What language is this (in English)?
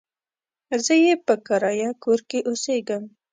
Pashto